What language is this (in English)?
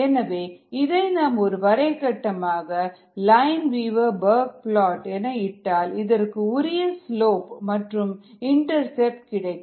Tamil